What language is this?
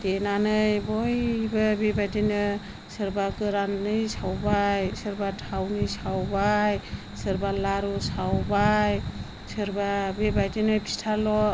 Bodo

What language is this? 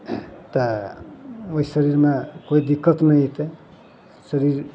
Maithili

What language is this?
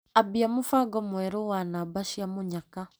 Kikuyu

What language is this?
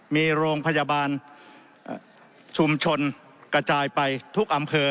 Thai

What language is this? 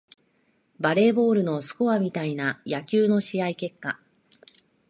Japanese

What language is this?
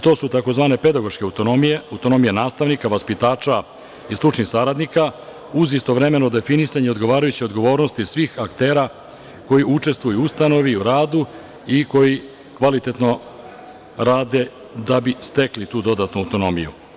Serbian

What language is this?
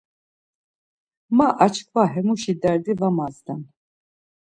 Laz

